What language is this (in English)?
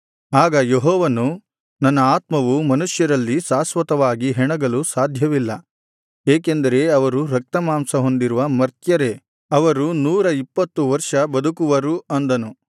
Kannada